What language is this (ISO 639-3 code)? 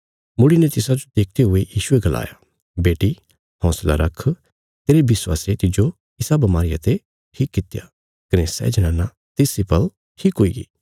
kfs